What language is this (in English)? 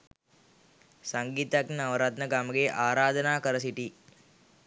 Sinhala